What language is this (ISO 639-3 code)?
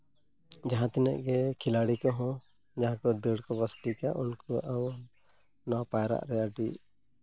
sat